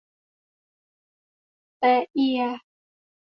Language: Thai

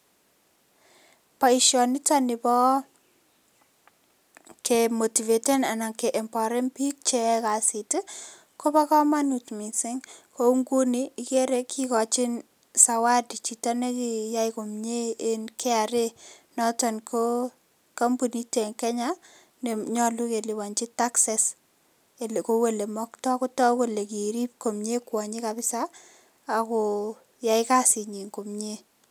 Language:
Kalenjin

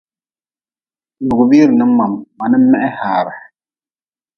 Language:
Nawdm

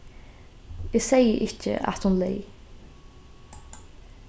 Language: Faroese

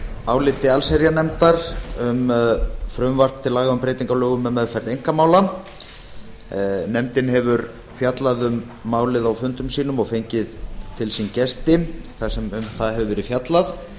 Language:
Icelandic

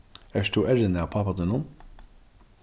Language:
Faroese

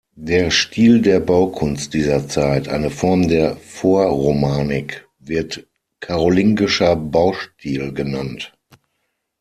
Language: German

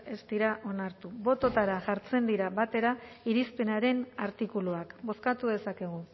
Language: Basque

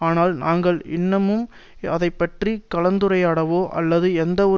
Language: Tamil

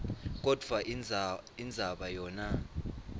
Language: Swati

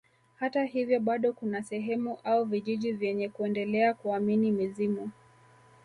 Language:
Swahili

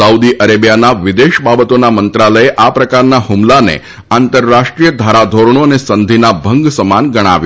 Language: Gujarati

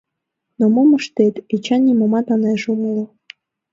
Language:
Mari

